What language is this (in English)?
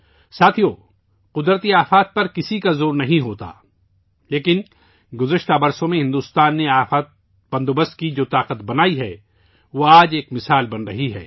Urdu